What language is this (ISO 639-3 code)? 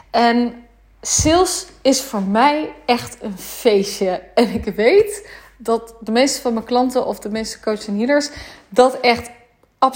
nld